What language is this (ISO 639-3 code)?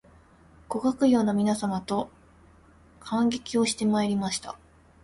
jpn